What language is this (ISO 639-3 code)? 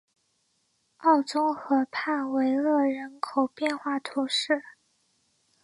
zho